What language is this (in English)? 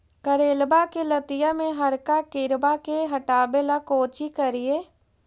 Magahi